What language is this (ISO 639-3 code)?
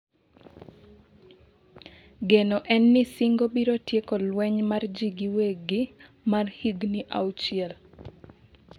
luo